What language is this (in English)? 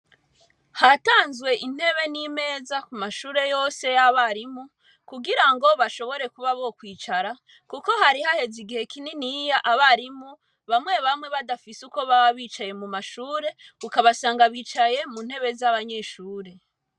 Rundi